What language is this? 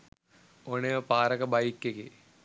Sinhala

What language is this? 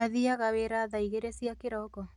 Kikuyu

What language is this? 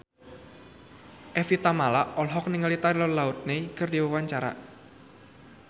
Sundanese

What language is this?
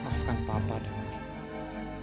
Indonesian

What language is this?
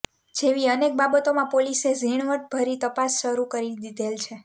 Gujarati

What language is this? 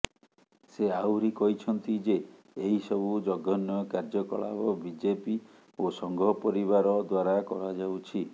Odia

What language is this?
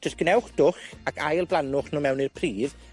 Welsh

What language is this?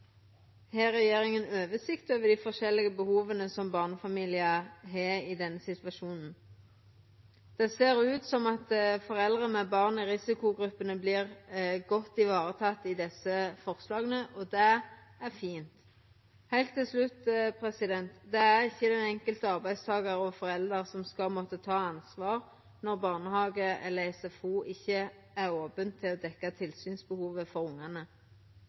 Norwegian Nynorsk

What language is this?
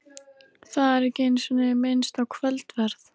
Icelandic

